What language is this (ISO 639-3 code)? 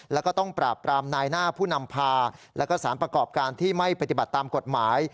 tha